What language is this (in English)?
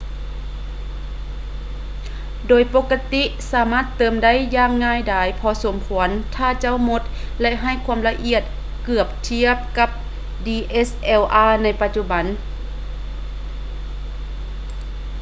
Lao